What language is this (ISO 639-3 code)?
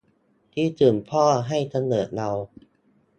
tha